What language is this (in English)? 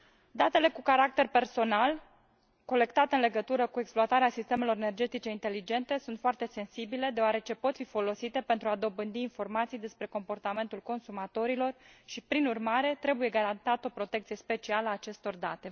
Romanian